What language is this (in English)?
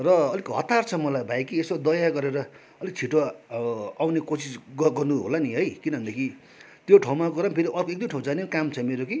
Nepali